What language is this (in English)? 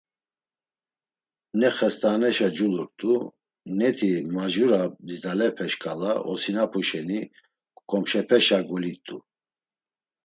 Laz